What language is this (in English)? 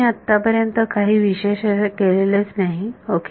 Marathi